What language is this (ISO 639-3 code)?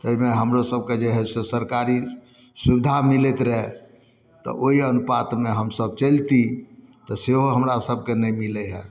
mai